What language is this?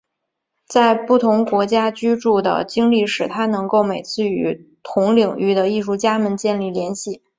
Chinese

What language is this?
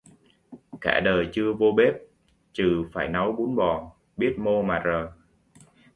Vietnamese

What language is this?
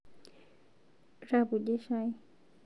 Masai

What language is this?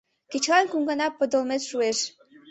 Mari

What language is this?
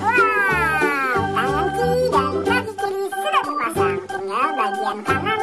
Indonesian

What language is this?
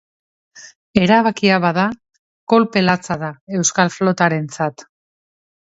Basque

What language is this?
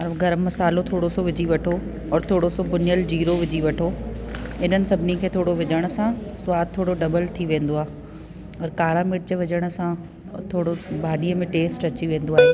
Sindhi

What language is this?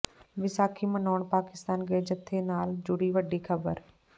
Punjabi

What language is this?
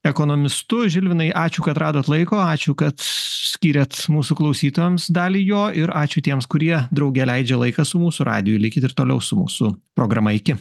Lithuanian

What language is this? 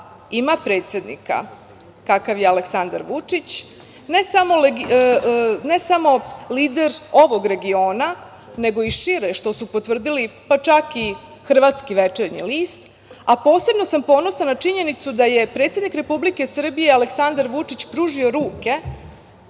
Serbian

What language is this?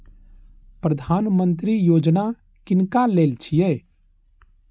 Maithili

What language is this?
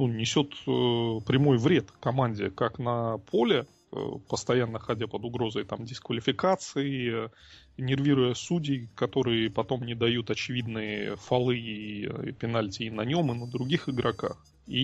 Russian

